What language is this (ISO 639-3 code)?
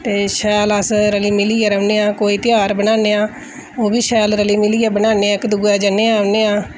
doi